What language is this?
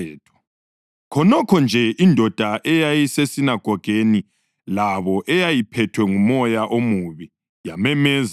North Ndebele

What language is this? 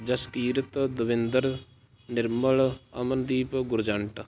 Punjabi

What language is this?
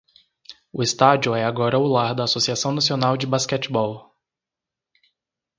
Portuguese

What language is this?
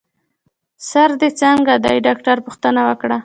Pashto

